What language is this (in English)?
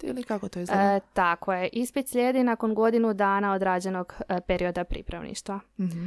Croatian